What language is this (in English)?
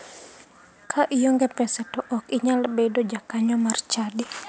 Luo (Kenya and Tanzania)